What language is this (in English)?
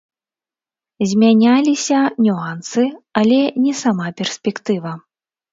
Belarusian